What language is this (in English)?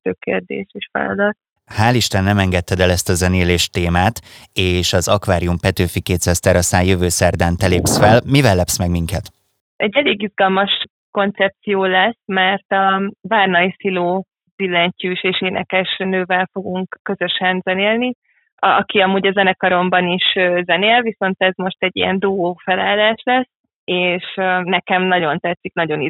Hungarian